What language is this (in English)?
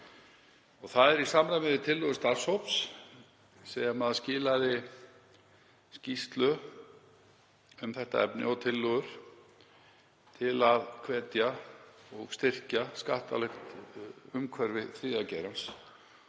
Icelandic